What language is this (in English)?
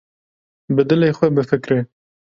Kurdish